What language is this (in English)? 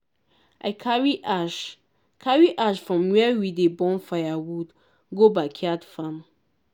Nigerian Pidgin